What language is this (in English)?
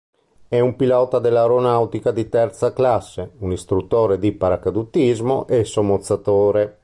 Italian